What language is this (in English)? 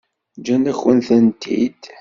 Kabyle